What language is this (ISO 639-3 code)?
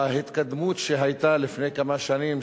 heb